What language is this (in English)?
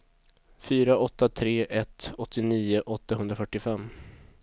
Swedish